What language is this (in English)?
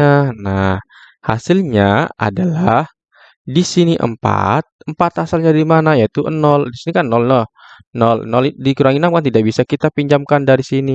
Indonesian